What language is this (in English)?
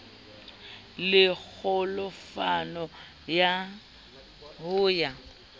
Southern Sotho